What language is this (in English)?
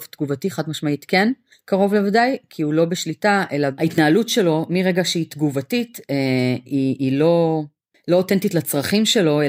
Hebrew